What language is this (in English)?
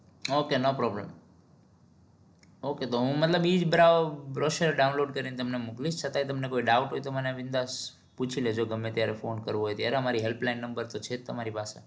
Gujarati